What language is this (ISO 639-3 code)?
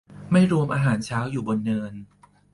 tha